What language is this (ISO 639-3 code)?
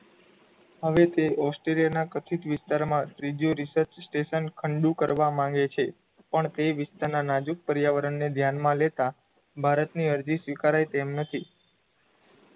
guj